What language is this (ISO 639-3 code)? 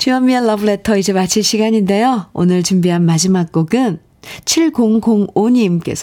kor